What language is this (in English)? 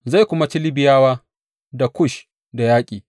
Hausa